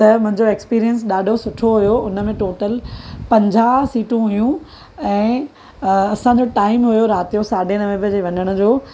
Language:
Sindhi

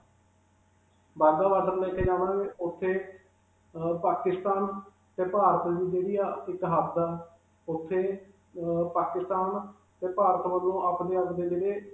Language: Punjabi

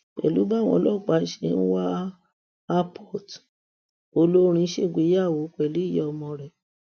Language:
Yoruba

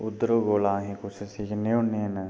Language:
Dogri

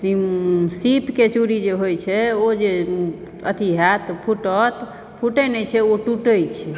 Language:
Maithili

